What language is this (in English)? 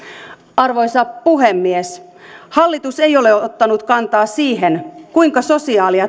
Finnish